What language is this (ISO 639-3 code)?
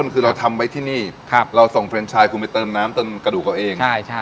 tha